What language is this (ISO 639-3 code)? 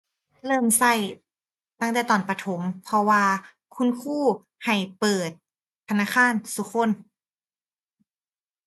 tha